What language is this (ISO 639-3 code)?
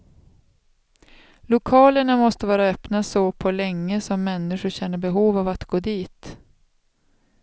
swe